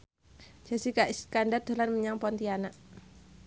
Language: Javanese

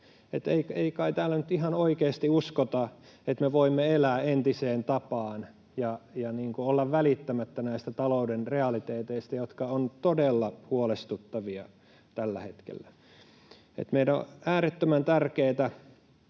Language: Finnish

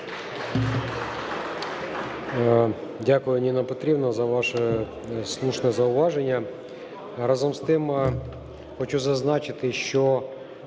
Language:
Ukrainian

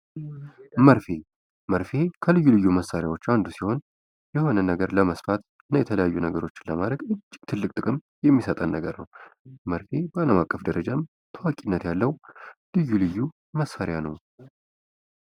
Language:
Amharic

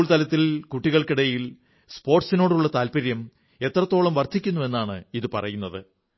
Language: Malayalam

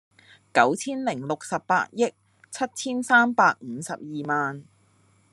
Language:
Cantonese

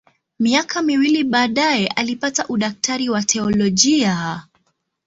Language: Swahili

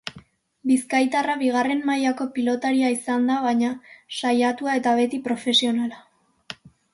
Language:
Basque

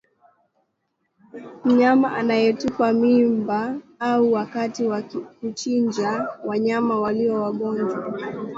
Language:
Swahili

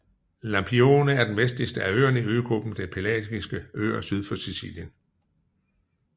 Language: Danish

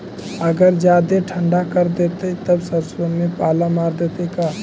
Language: Magahi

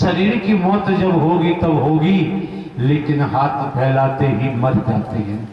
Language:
Hindi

